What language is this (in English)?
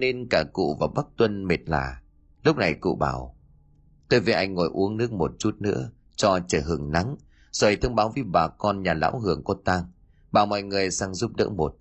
Vietnamese